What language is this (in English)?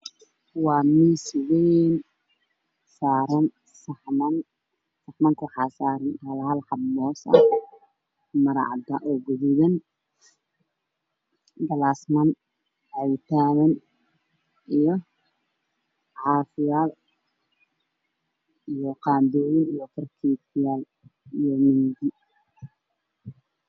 Somali